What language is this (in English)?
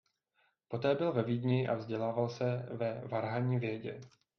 Czech